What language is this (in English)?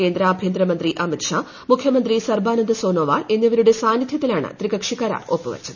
Malayalam